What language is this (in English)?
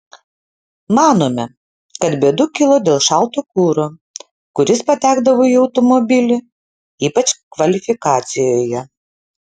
Lithuanian